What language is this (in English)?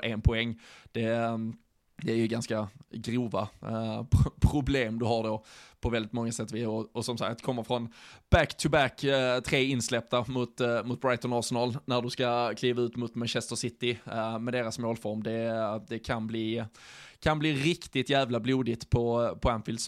Swedish